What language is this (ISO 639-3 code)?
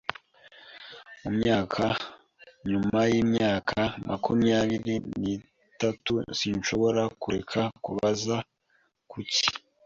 kin